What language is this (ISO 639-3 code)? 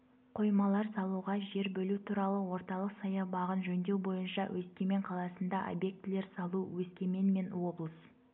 kaz